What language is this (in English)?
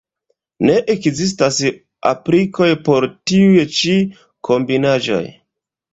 Esperanto